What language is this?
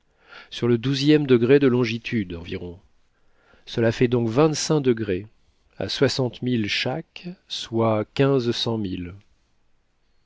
French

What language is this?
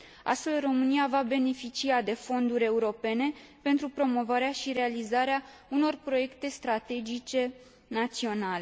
Romanian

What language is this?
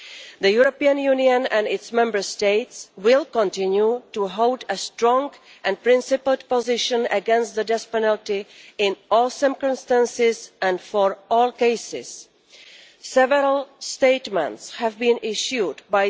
English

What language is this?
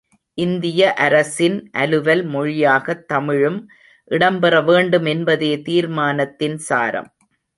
Tamil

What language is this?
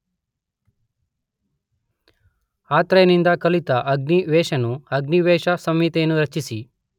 Kannada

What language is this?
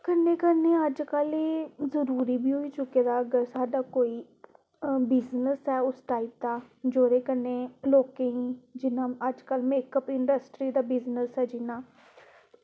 Dogri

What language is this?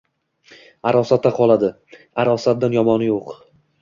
Uzbek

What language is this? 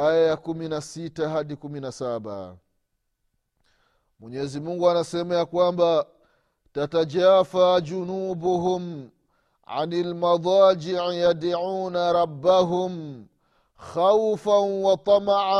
Swahili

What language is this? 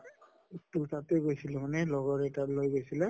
Assamese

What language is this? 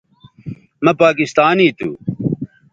Bateri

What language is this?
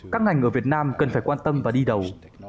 Vietnamese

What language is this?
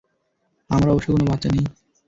Bangla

